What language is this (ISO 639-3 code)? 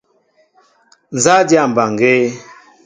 mbo